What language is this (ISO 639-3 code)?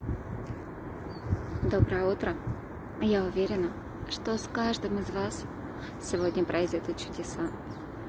rus